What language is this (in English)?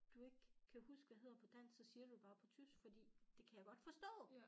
Danish